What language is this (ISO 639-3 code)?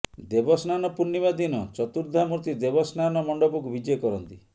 ori